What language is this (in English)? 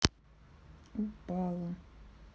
Russian